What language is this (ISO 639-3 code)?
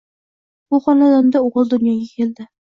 uzb